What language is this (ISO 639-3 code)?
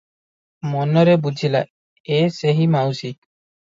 ori